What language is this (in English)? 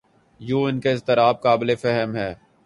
Urdu